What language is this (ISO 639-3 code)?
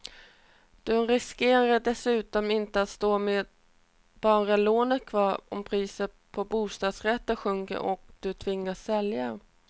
swe